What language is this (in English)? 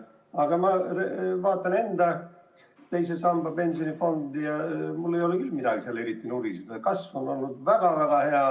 Estonian